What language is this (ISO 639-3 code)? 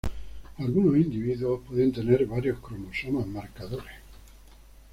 spa